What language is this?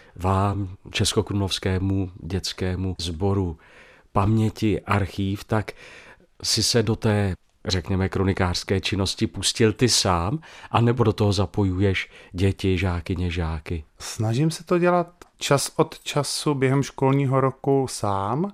Czech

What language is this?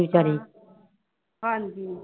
Punjabi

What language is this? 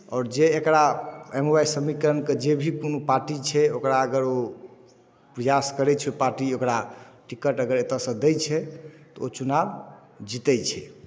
Maithili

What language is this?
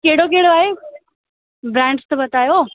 Sindhi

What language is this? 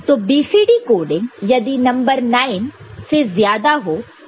Hindi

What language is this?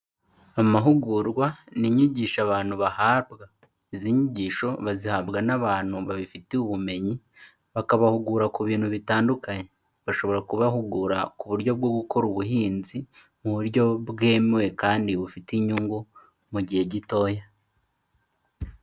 Kinyarwanda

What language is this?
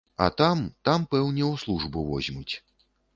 Belarusian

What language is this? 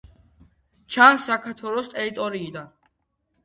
Georgian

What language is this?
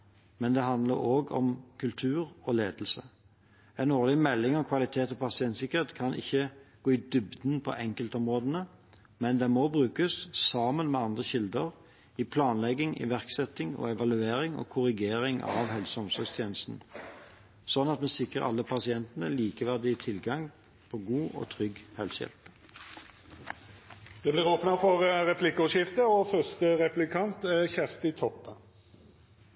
Norwegian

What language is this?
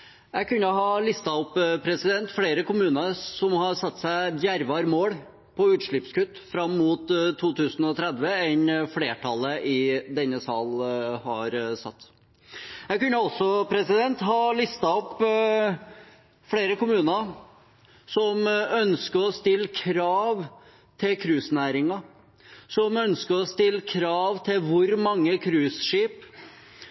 Norwegian Bokmål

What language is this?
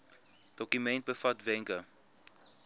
Afrikaans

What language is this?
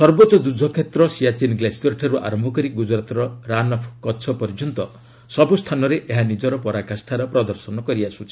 Odia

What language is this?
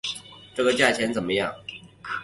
Chinese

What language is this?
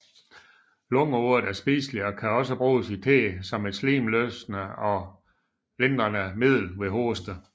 Danish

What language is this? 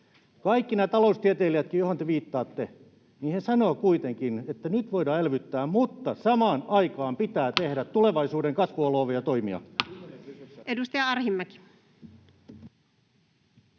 Finnish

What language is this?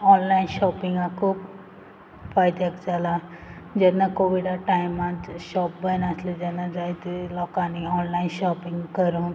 Konkani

